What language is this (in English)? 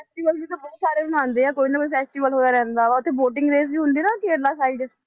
Punjabi